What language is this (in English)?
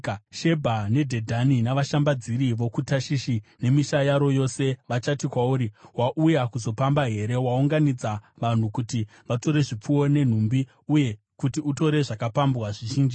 Shona